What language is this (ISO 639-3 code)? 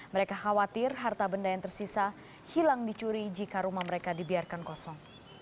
ind